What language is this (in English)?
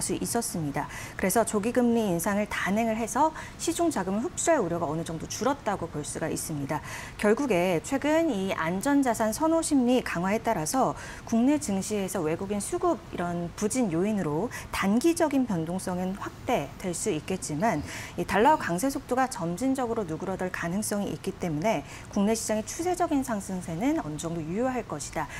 Korean